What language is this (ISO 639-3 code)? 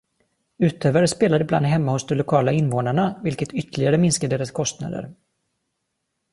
swe